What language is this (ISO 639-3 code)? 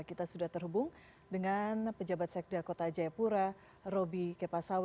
ind